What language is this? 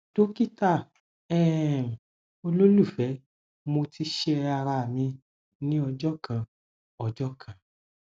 Yoruba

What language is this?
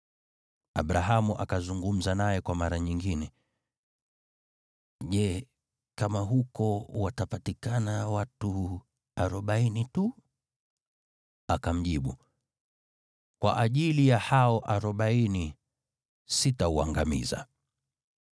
Swahili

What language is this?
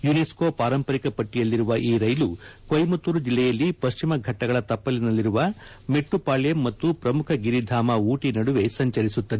Kannada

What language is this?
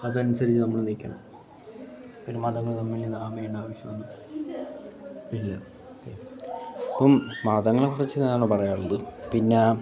Malayalam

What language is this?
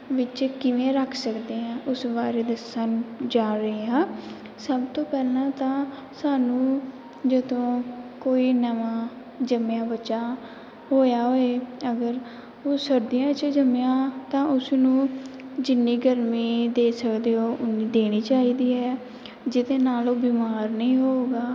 Punjabi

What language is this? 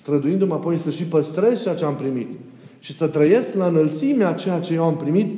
Romanian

